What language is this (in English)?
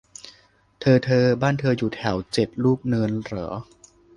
Thai